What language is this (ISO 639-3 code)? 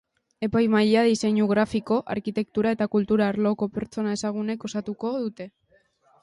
eus